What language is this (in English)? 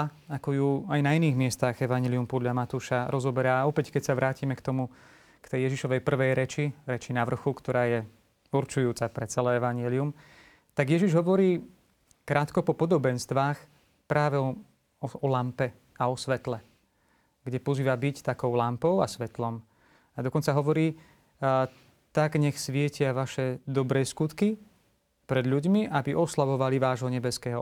Slovak